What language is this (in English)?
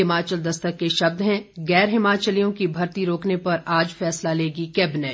Hindi